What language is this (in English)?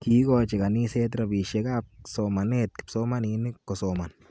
Kalenjin